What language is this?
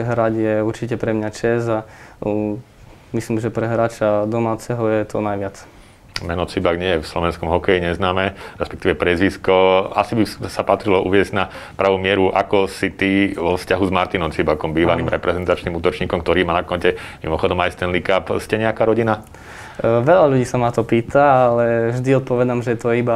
Slovak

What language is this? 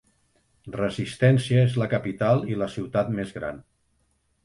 Catalan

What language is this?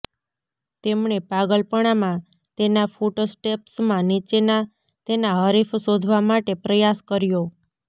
Gujarati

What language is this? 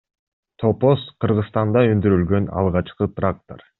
Kyrgyz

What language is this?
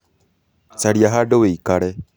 Kikuyu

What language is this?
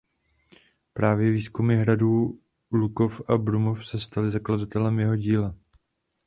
Czech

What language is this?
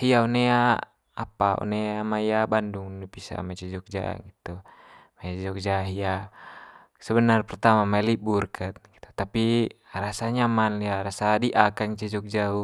Manggarai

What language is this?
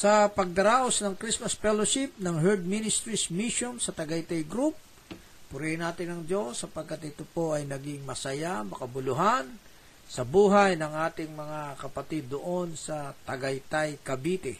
Filipino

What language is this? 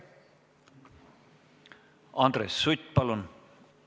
Estonian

